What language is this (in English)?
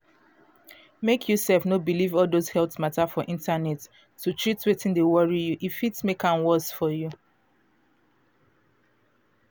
Nigerian Pidgin